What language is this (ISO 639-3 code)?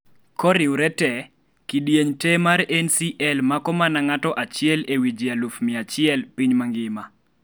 luo